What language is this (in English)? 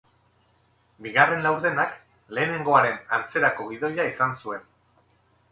Basque